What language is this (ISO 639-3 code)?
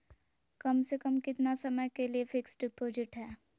mag